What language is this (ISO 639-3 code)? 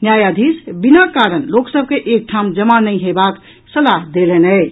mai